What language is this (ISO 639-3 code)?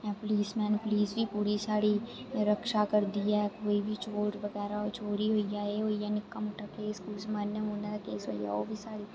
doi